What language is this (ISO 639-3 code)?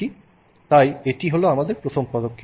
ben